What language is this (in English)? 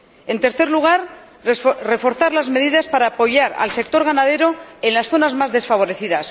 Spanish